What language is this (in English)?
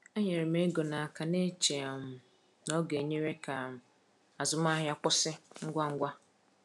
Igbo